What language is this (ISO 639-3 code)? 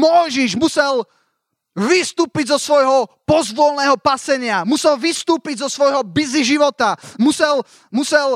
slk